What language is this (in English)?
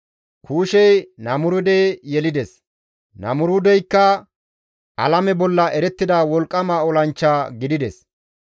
Gamo